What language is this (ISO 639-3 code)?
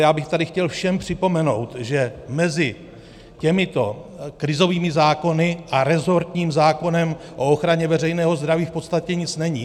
ces